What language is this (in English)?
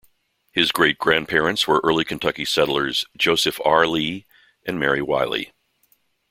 English